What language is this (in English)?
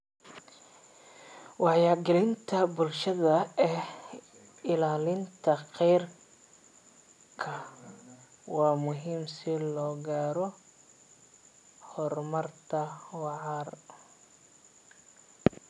Somali